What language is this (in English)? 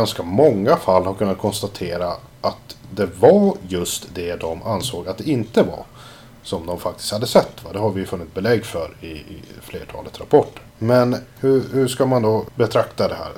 Swedish